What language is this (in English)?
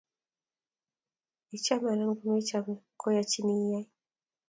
Kalenjin